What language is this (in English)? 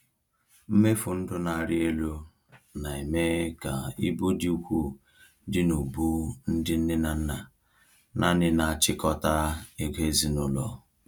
Igbo